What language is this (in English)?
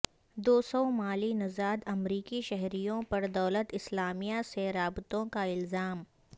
Urdu